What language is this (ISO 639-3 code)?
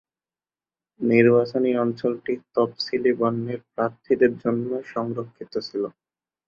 ben